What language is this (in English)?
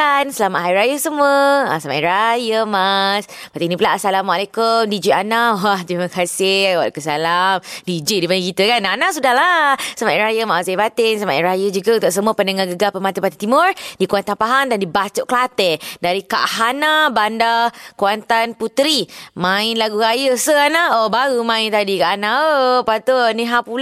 Malay